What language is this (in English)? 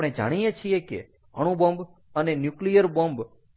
Gujarati